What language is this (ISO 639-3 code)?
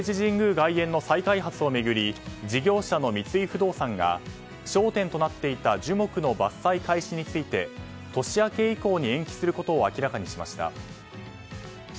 jpn